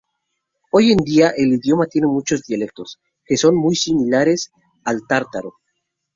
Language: Spanish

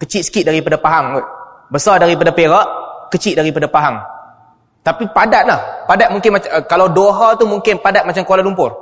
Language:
Malay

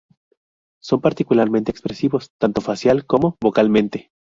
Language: Spanish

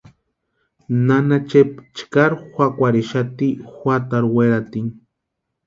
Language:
Western Highland Purepecha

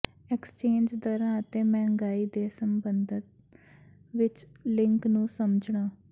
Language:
Punjabi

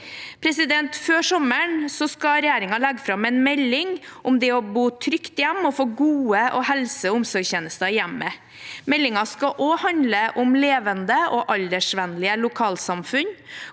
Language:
Norwegian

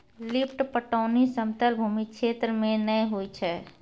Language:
Maithili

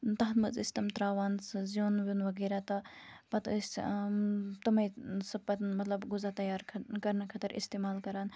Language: Kashmiri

